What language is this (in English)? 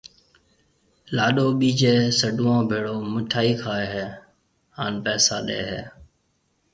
Marwari (Pakistan)